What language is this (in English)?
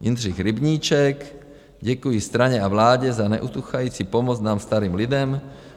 Czech